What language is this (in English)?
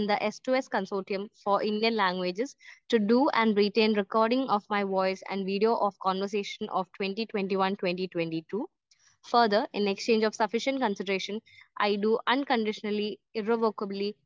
Malayalam